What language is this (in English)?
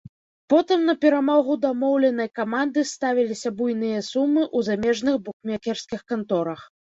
Belarusian